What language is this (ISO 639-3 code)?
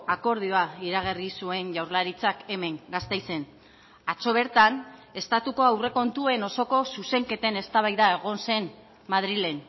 eus